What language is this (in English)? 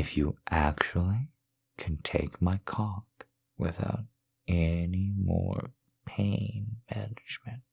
English